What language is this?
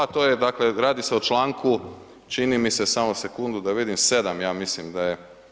Croatian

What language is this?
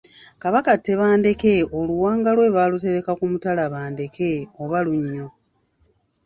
Ganda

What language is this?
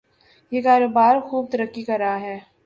Urdu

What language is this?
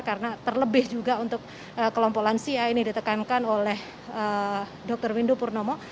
Indonesian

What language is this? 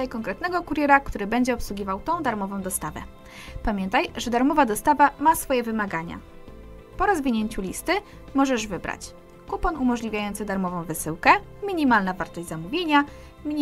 Polish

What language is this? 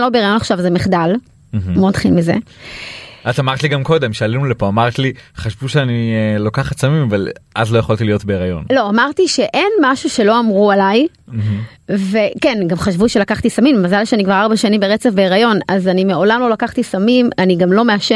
Hebrew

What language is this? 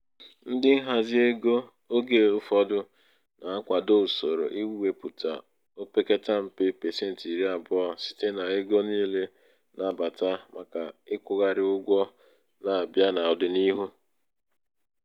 Igbo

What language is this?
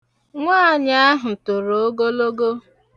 Igbo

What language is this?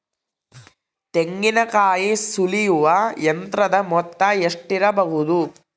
Kannada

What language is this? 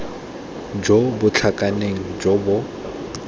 Tswana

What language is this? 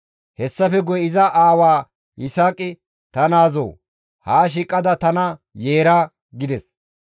Gamo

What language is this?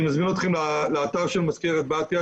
Hebrew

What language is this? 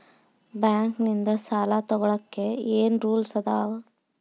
Kannada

